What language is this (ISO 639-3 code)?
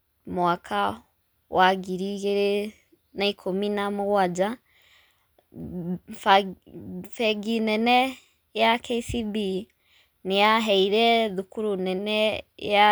kik